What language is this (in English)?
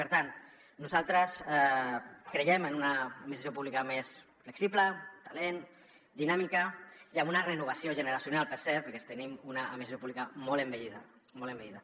Catalan